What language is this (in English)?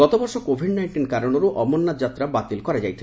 Odia